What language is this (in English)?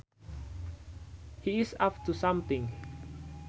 Sundanese